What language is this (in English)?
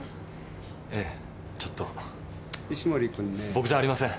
Japanese